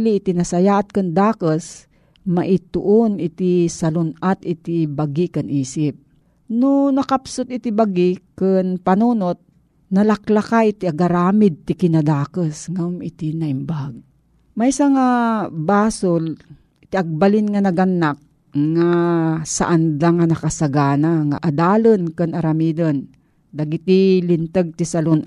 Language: Filipino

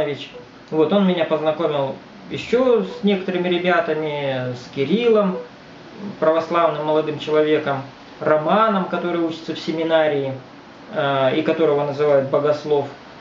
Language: Russian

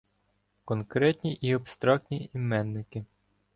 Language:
Ukrainian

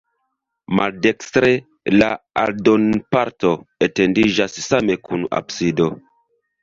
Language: Esperanto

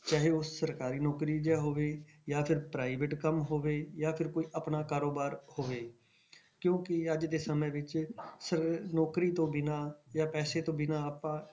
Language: Punjabi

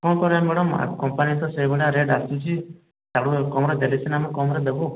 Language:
Odia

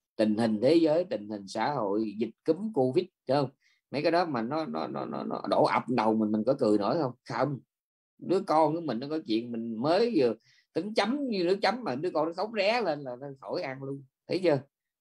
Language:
Vietnamese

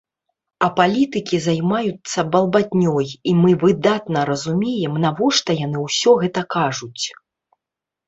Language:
Belarusian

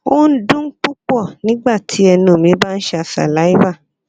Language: Yoruba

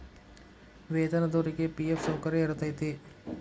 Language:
Kannada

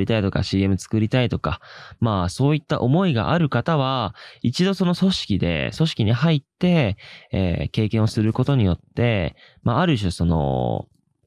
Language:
Japanese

